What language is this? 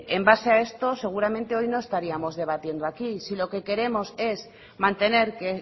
Spanish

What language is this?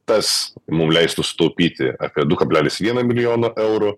Lithuanian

